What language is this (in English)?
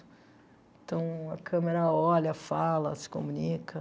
Portuguese